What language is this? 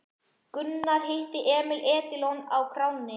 Icelandic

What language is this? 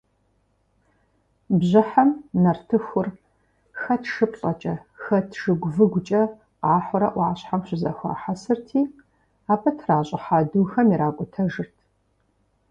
Kabardian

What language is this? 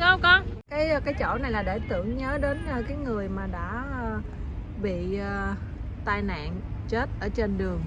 Vietnamese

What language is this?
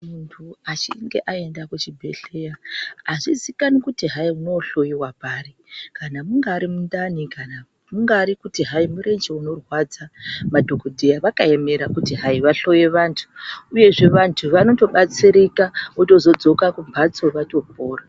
Ndau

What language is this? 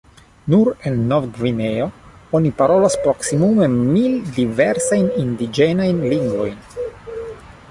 Esperanto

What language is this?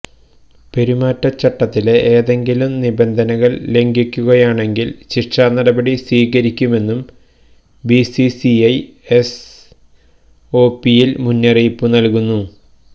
Malayalam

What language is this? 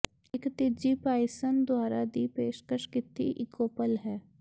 Punjabi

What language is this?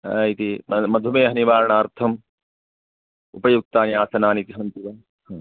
Sanskrit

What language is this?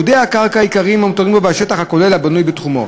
Hebrew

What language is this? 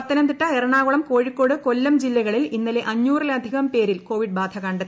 Malayalam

